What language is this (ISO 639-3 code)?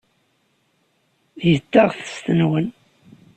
kab